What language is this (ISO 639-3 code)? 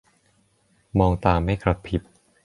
tha